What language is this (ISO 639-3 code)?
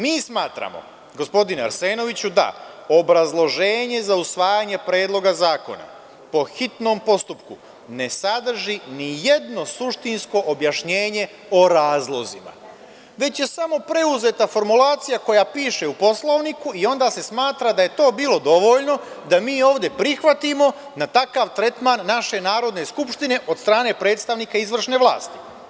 srp